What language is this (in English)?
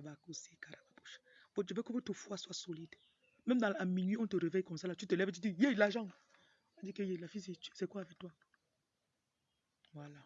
French